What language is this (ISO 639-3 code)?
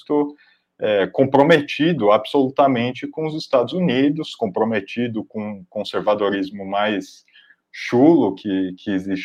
por